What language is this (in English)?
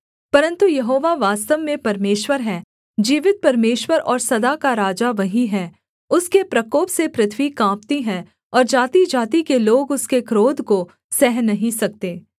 Hindi